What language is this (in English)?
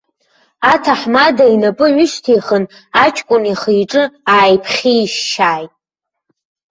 Abkhazian